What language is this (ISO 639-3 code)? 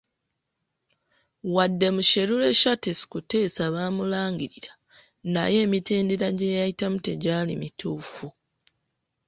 lug